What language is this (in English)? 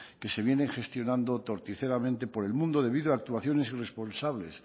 Spanish